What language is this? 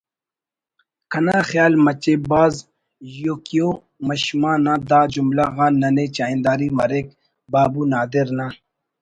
Brahui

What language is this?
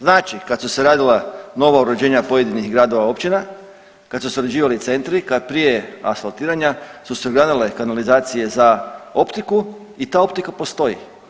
Croatian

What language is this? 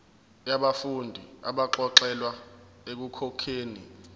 Zulu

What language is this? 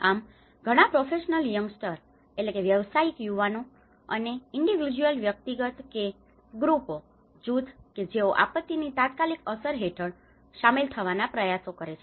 Gujarati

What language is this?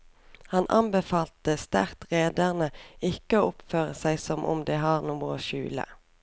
Norwegian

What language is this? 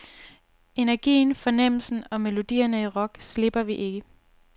Danish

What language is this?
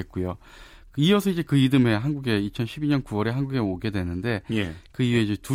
Korean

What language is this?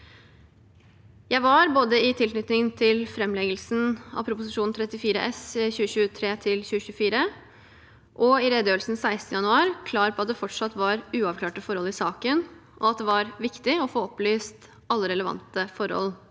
Norwegian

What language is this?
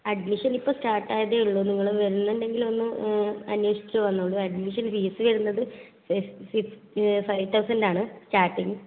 Malayalam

